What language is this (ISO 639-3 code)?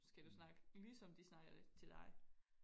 dan